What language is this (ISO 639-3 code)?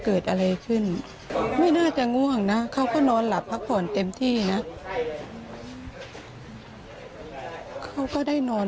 tha